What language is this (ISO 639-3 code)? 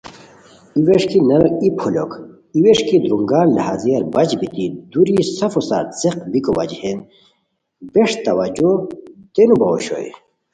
khw